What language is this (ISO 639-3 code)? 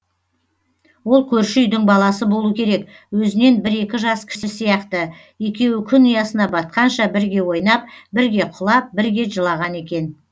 kaz